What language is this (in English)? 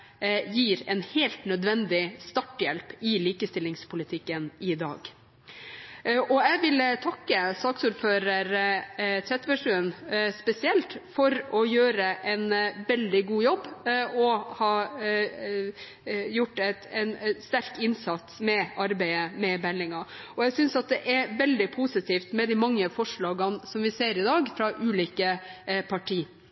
Norwegian Bokmål